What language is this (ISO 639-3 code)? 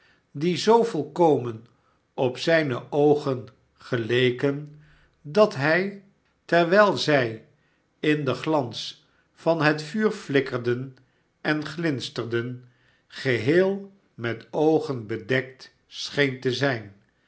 nld